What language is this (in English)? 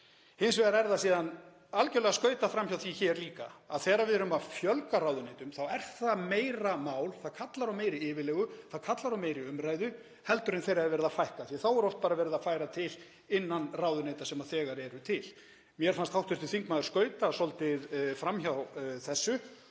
Icelandic